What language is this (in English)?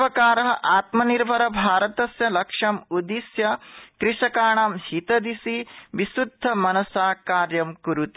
Sanskrit